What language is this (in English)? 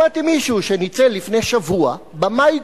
Hebrew